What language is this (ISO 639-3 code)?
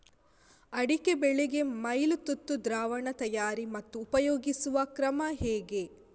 kan